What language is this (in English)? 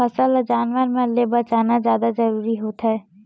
Chhattisgarhi